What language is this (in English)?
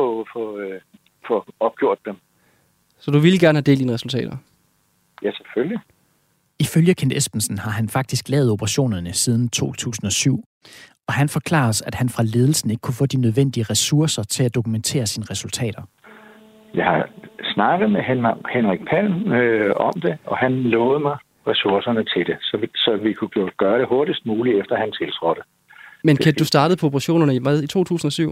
Danish